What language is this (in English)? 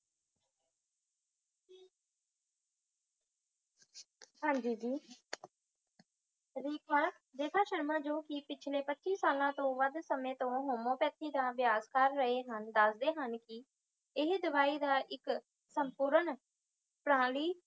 Punjabi